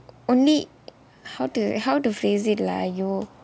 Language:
English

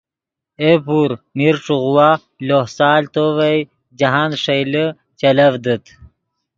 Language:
Yidgha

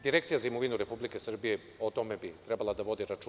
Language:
Serbian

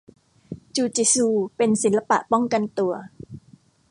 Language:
Thai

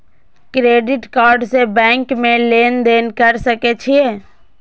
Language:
Maithili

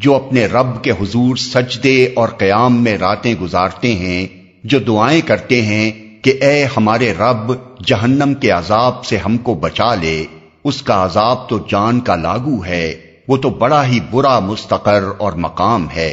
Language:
Urdu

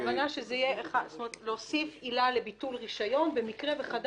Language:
Hebrew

